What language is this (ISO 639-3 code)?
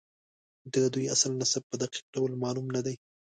pus